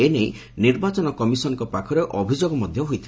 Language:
Odia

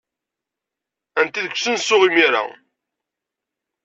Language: Kabyle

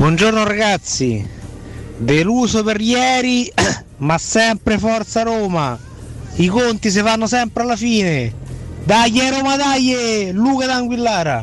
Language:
Italian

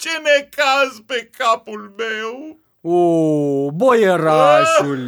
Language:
Romanian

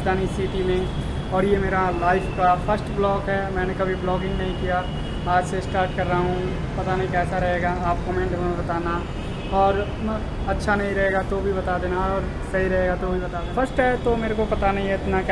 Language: Hindi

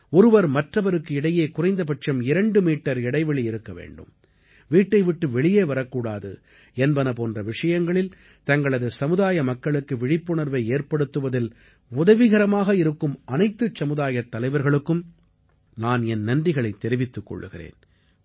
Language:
Tamil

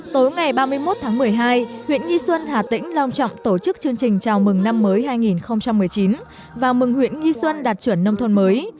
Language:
Vietnamese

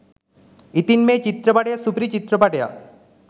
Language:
Sinhala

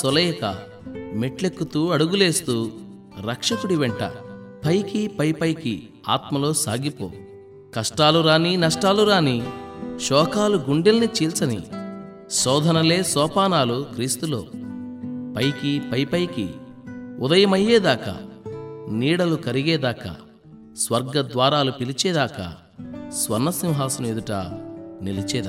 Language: Telugu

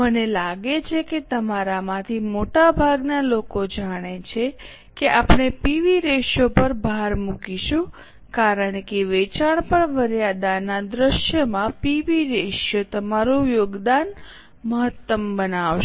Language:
Gujarati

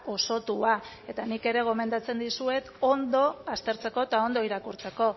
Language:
Basque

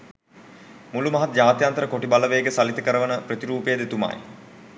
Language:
Sinhala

